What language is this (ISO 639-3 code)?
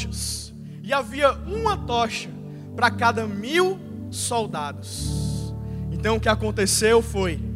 por